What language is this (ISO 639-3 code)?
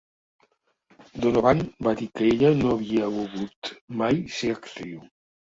cat